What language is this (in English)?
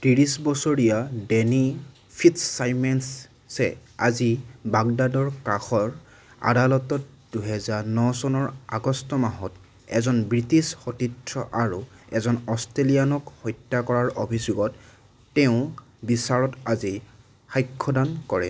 Assamese